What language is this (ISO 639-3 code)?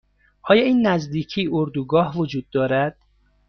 fas